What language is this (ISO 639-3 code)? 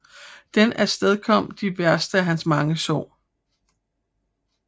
dan